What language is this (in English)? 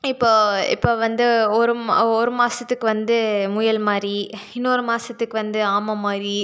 Tamil